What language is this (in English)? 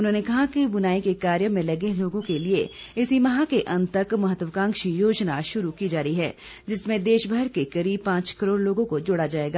Hindi